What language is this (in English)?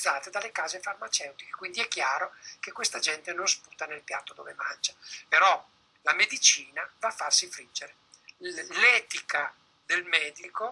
Italian